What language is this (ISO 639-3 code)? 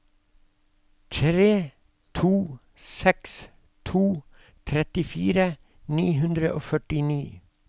nor